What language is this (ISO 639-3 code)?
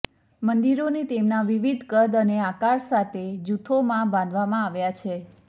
guj